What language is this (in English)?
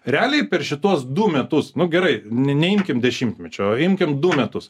Lithuanian